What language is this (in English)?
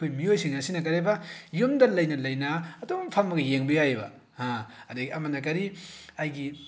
Manipuri